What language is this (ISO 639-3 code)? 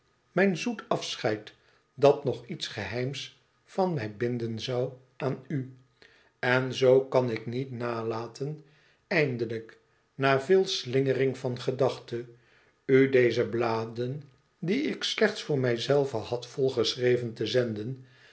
nld